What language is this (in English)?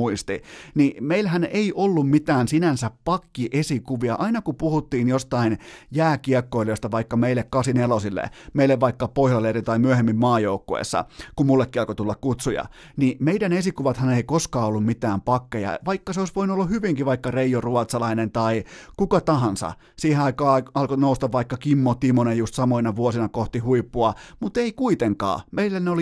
Finnish